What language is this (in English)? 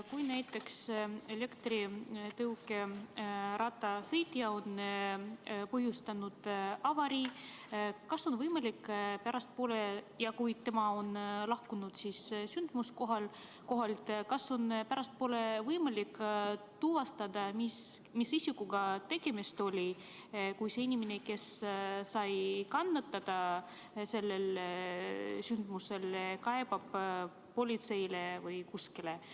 Estonian